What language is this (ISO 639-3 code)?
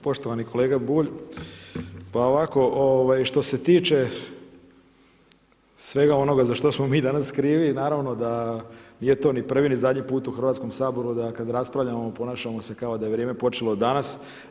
hrv